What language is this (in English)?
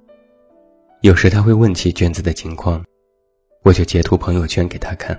Chinese